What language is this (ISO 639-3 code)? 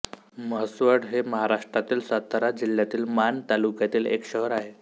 mar